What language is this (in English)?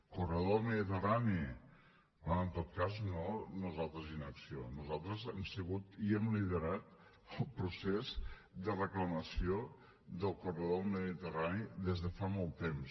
Catalan